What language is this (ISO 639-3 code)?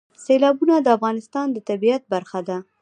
pus